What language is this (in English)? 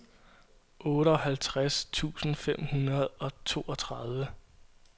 Danish